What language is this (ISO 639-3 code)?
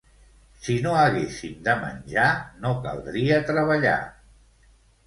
cat